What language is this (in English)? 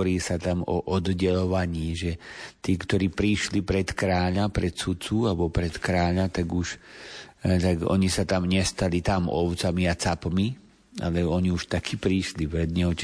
Slovak